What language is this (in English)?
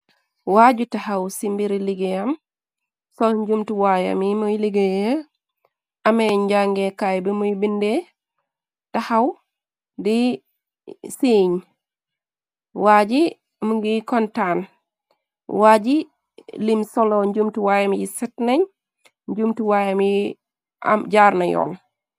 Wolof